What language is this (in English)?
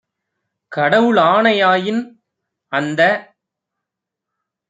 Tamil